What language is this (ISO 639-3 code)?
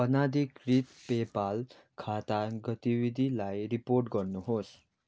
nep